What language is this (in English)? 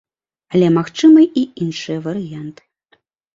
Belarusian